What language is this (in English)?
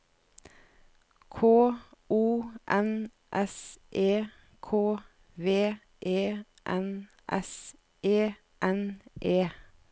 Norwegian